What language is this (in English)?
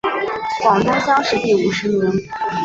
Chinese